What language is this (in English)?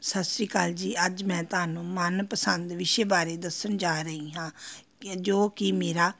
Punjabi